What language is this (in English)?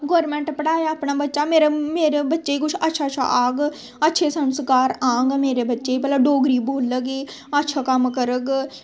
Dogri